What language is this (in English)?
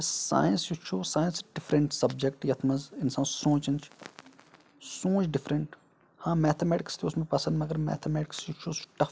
Kashmiri